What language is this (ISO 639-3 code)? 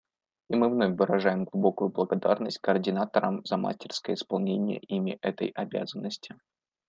rus